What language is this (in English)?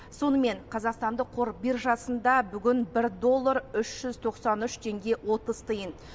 Kazakh